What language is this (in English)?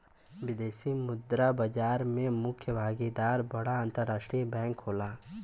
Bhojpuri